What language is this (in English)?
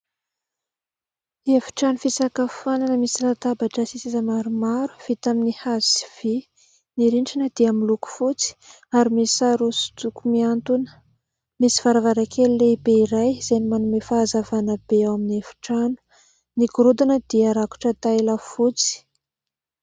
Malagasy